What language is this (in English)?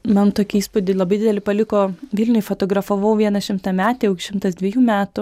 Lithuanian